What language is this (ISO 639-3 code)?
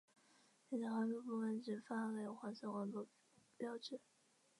zho